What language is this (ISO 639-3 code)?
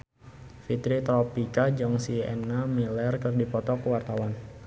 sun